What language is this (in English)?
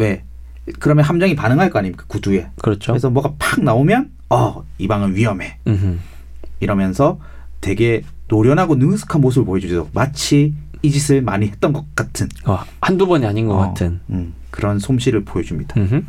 Korean